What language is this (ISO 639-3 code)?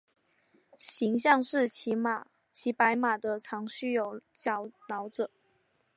zho